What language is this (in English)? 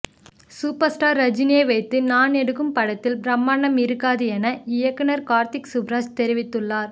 Tamil